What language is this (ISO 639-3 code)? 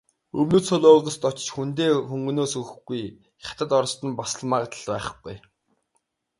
mon